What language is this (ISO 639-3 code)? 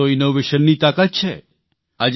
guj